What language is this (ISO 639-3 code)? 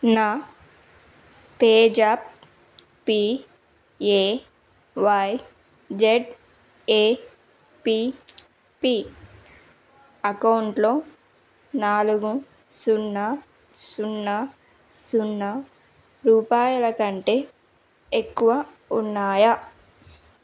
tel